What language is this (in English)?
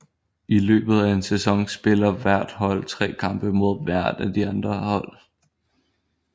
Danish